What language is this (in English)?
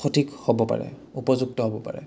Assamese